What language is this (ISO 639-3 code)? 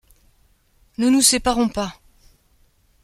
fra